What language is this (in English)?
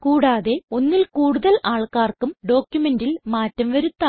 Malayalam